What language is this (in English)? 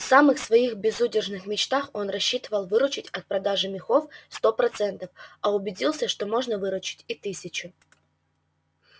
Russian